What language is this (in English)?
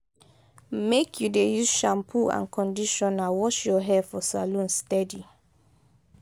Nigerian Pidgin